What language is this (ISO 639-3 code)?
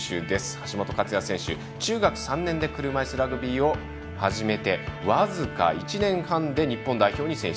jpn